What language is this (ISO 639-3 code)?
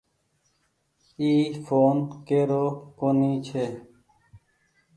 gig